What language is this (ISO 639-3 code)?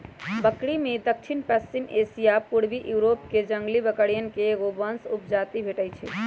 mag